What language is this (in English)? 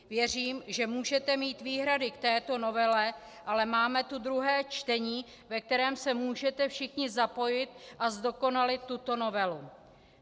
Czech